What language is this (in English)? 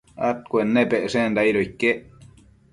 Matsés